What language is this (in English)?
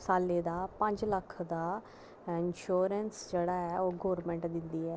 Dogri